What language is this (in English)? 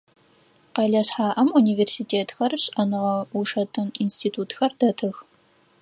Adyghe